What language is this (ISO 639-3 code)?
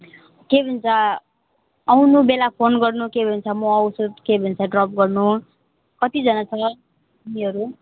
nep